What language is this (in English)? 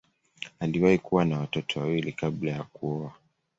Swahili